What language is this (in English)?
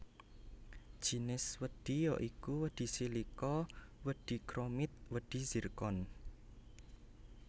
Javanese